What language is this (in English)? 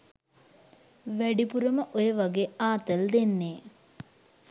Sinhala